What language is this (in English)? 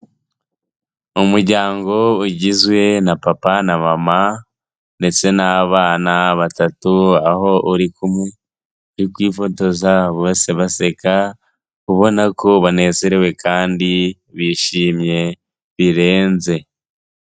Kinyarwanda